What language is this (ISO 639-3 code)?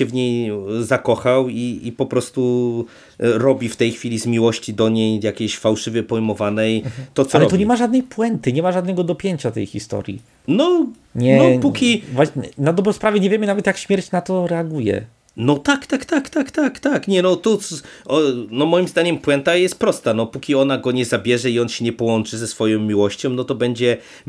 pol